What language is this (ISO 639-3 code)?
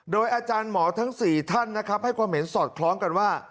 tha